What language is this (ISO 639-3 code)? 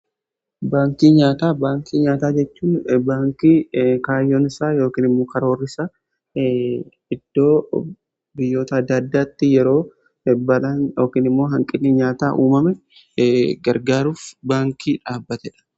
orm